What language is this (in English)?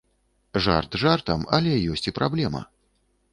Belarusian